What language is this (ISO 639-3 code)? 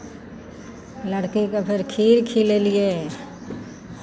mai